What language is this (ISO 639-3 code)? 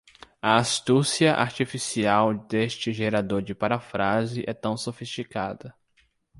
por